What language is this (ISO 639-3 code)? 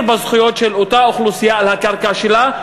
heb